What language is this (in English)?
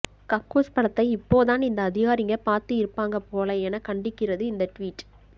Tamil